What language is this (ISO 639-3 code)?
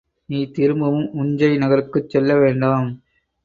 tam